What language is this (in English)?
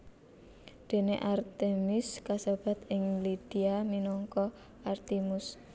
Javanese